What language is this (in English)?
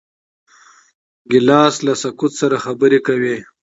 Pashto